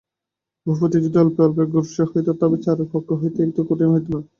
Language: Bangla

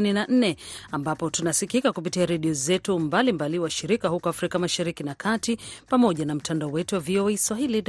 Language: Swahili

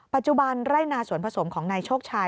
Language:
Thai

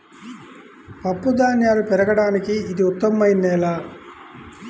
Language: Telugu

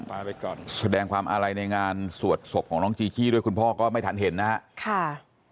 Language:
Thai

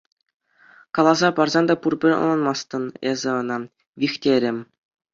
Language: Chuvash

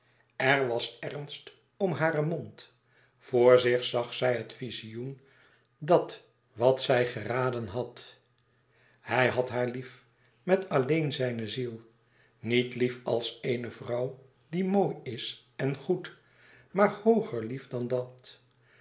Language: Dutch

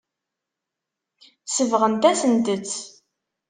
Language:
Kabyle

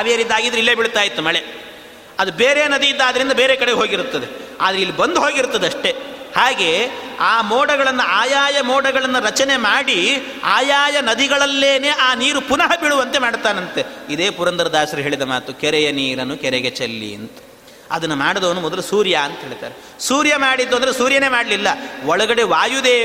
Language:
Kannada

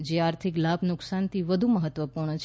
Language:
Gujarati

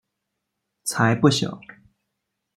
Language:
Chinese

